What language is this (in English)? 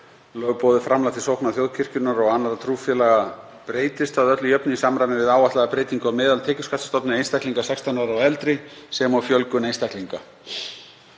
Icelandic